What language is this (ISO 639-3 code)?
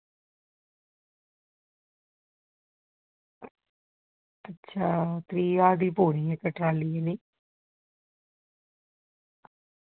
doi